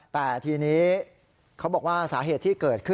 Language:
Thai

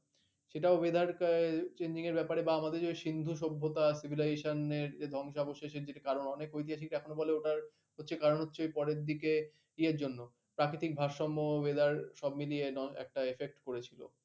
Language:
Bangla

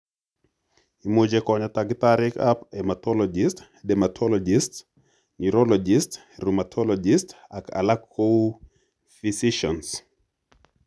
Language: Kalenjin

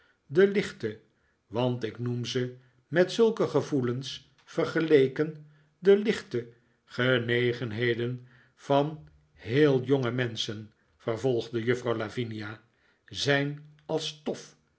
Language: Dutch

